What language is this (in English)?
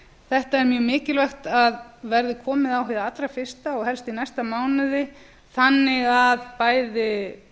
Icelandic